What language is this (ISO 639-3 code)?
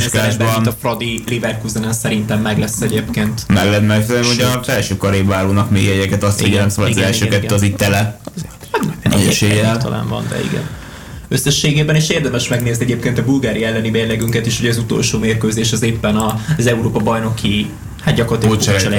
hun